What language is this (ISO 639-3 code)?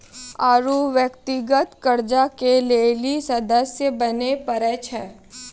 mai